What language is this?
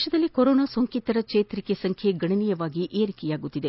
Kannada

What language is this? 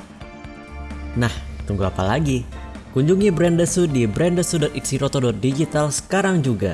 Indonesian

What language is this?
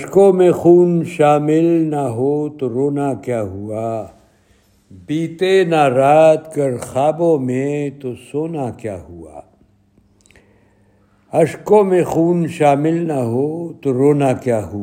Urdu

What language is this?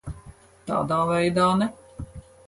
Latvian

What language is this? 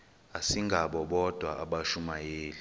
Xhosa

